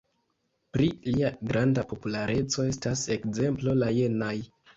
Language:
Esperanto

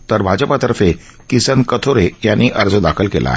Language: Marathi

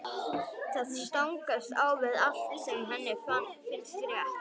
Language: Icelandic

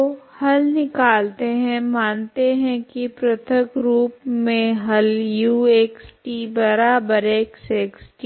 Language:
Hindi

